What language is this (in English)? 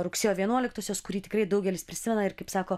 Lithuanian